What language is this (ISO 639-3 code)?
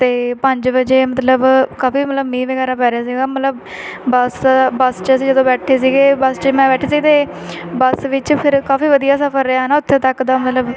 pan